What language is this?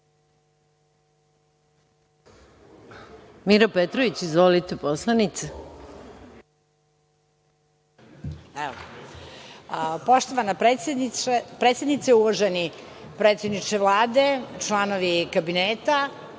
Serbian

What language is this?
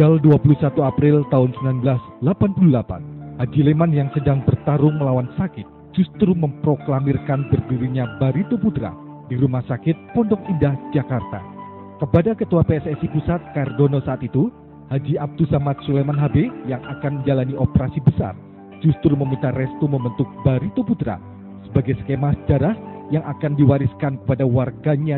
Indonesian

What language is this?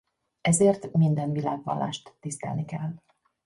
Hungarian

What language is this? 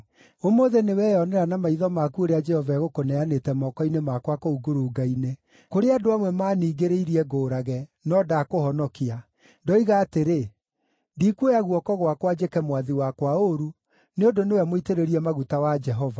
Kikuyu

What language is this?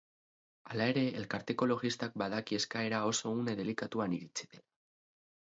Basque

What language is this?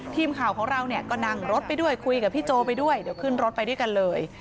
Thai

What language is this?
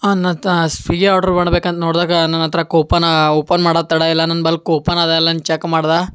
Kannada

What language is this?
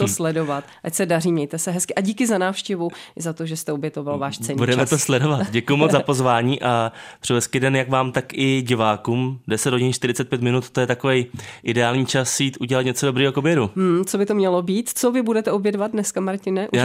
Czech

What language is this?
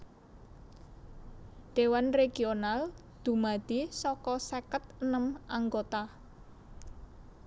Javanese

